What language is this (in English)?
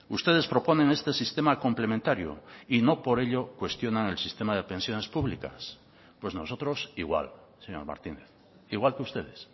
Spanish